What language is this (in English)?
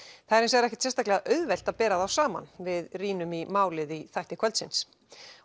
Icelandic